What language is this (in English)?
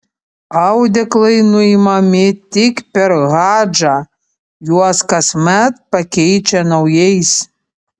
Lithuanian